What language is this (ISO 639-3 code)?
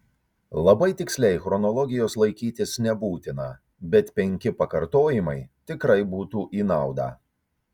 lit